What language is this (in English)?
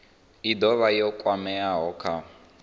Venda